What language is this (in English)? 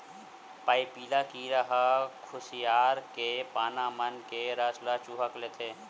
Chhattisgarhi